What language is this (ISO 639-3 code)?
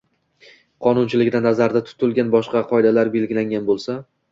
uzb